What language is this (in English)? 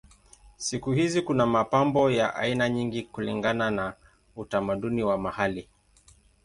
Swahili